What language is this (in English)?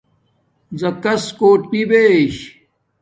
Domaaki